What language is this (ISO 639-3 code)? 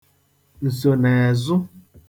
ibo